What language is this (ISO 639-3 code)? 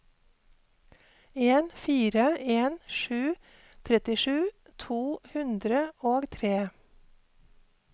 nor